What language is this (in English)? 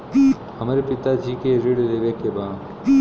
Bhojpuri